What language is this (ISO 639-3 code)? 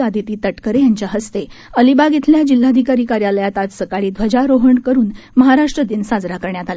mar